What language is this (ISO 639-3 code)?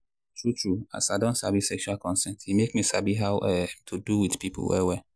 pcm